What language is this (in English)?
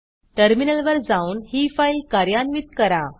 Marathi